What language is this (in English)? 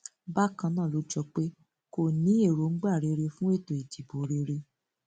Yoruba